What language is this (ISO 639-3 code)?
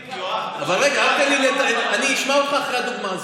heb